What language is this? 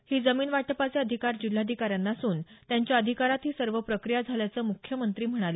Marathi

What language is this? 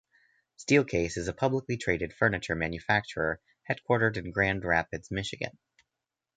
English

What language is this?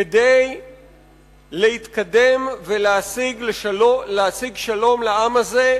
Hebrew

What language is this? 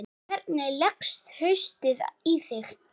Icelandic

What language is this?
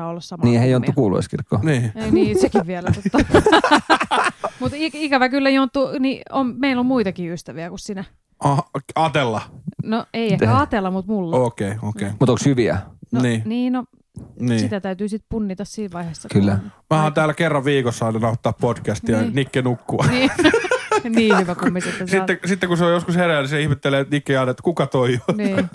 Finnish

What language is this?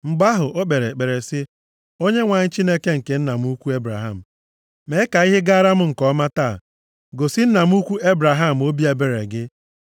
Igbo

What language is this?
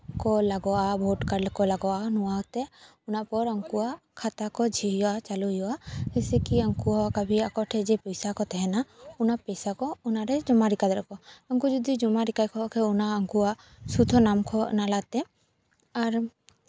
Santali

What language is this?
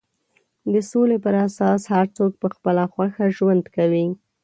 Pashto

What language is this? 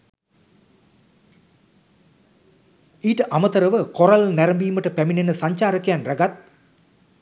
Sinhala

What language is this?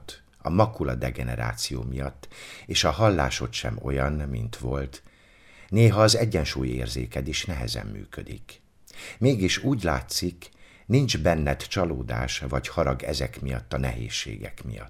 Hungarian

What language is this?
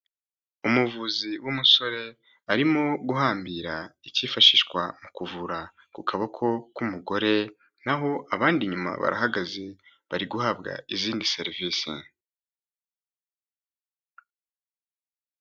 Kinyarwanda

